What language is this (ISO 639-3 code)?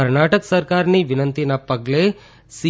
guj